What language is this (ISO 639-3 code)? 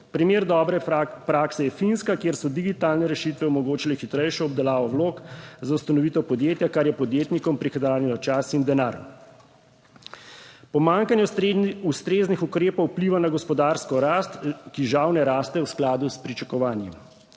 slv